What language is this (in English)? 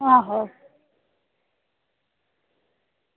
Dogri